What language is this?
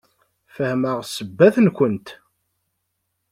Kabyle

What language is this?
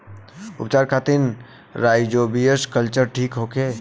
Bhojpuri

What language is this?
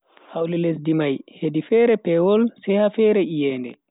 Bagirmi Fulfulde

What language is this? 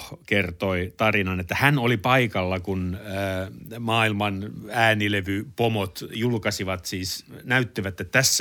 Finnish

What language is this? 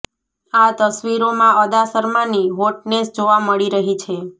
Gujarati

